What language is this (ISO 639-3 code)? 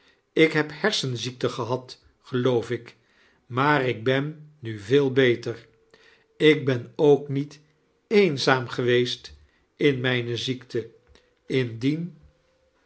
nld